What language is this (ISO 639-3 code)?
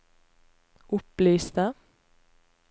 nor